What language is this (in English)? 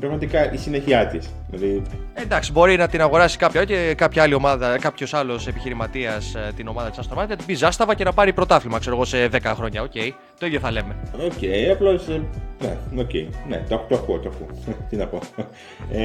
Greek